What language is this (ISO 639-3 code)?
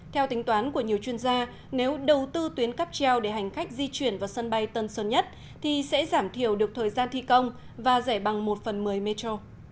vie